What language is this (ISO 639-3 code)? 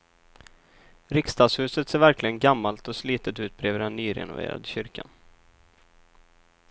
swe